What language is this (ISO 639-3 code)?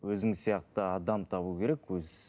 kaz